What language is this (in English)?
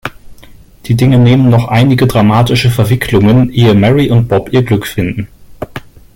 German